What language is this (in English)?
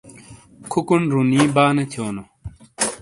Shina